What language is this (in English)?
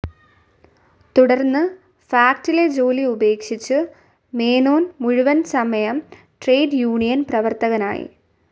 Malayalam